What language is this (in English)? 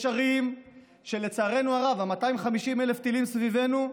Hebrew